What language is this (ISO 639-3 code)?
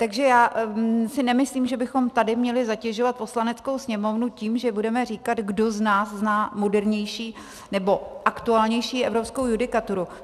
ces